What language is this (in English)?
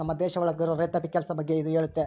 Kannada